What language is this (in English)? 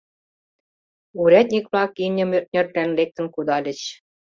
Mari